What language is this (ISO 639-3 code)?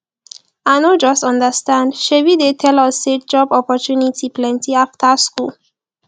pcm